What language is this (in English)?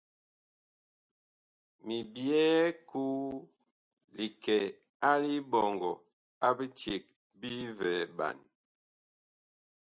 Bakoko